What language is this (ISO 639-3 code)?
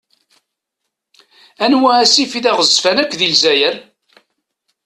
kab